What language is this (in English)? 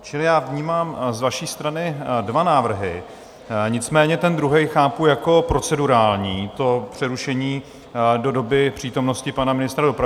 Czech